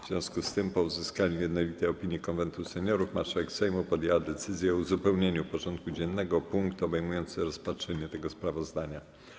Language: Polish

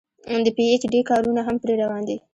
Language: Pashto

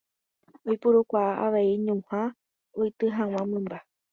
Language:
Guarani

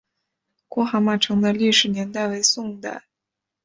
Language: Chinese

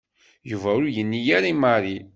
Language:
Kabyle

